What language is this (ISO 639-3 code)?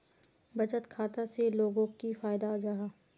mag